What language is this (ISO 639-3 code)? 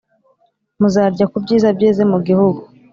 kin